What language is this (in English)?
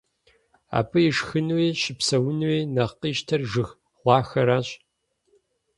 Kabardian